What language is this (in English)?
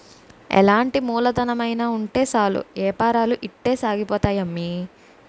Telugu